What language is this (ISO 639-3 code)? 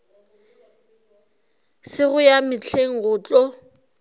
nso